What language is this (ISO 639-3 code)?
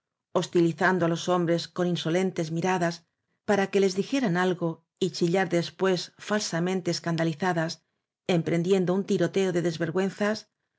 spa